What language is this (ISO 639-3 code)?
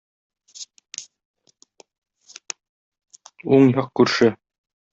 tat